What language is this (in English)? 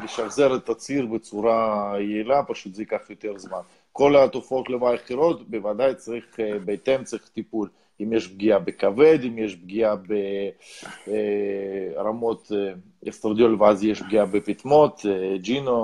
Hebrew